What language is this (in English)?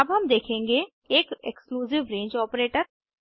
Hindi